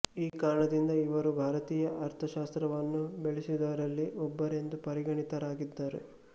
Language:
Kannada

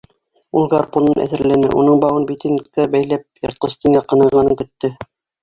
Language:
Bashkir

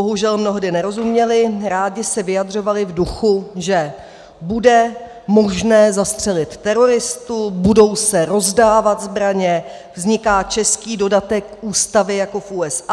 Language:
Czech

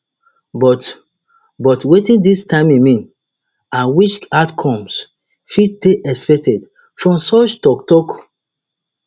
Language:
Nigerian Pidgin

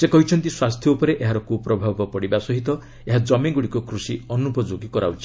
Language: Odia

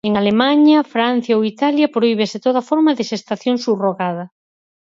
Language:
Galician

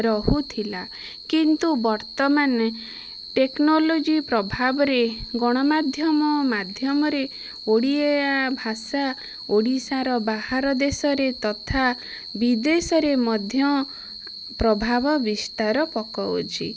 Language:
Odia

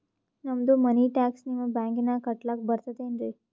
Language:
Kannada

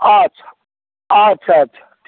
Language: Maithili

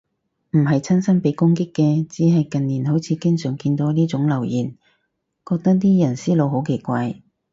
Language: Cantonese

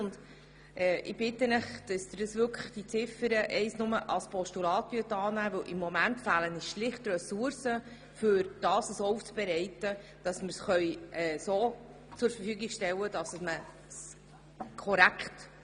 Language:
Swiss German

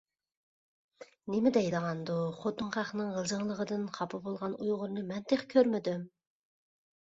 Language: Uyghur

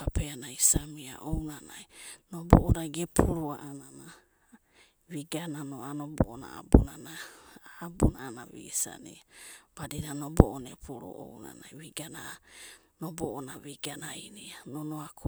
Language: Abadi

